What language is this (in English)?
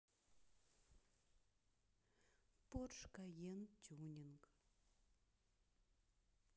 Russian